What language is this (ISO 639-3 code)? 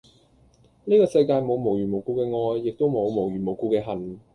yue